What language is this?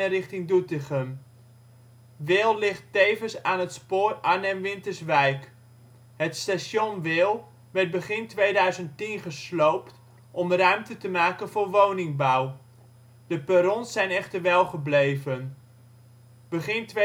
Dutch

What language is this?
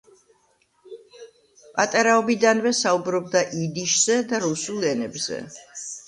Georgian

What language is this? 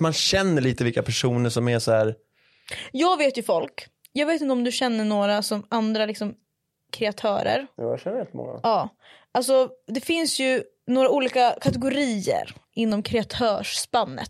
Swedish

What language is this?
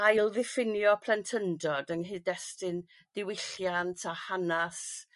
Welsh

